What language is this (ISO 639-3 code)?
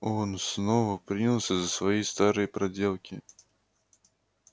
rus